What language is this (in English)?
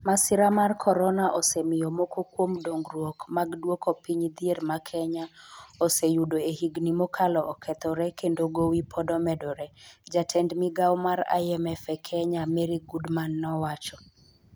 Luo (Kenya and Tanzania)